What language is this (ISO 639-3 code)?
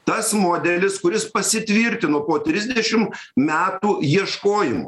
lit